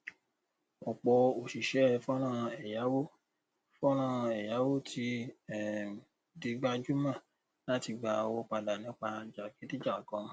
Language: Yoruba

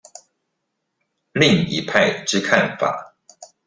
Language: Chinese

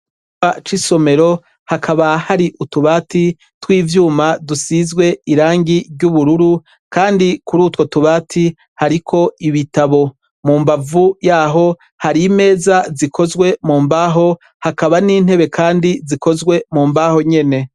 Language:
Rundi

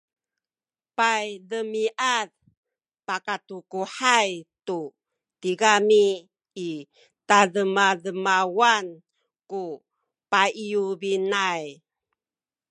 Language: Sakizaya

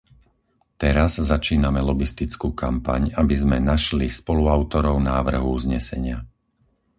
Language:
Slovak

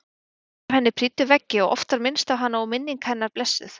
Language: Icelandic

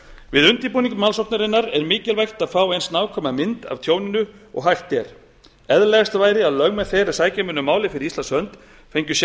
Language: Icelandic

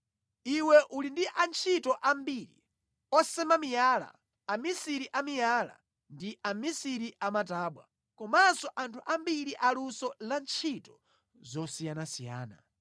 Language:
Nyanja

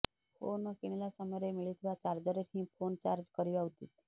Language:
Odia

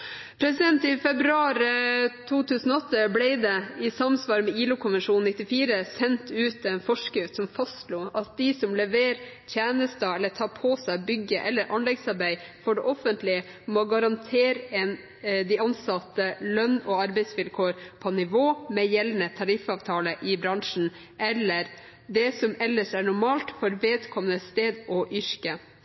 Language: Norwegian Bokmål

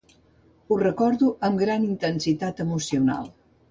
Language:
Catalan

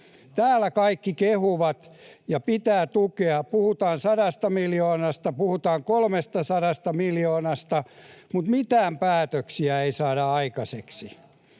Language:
Finnish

